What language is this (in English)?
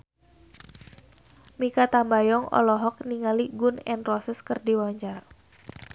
Sundanese